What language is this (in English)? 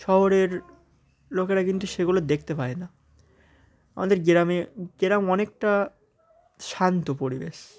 Bangla